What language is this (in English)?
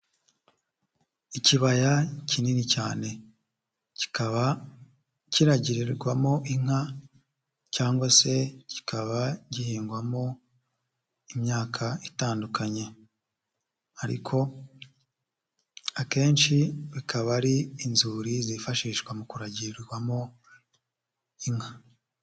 Kinyarwanda